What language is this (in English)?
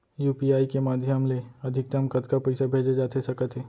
Chhattisgarhi